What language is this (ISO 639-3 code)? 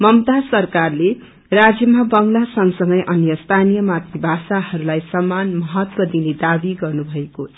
nep